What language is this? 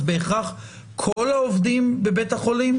Hebrew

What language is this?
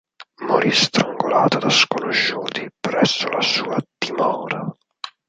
Italian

